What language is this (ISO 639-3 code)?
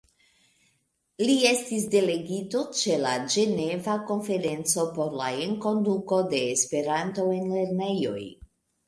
epo